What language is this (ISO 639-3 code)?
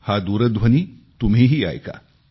mar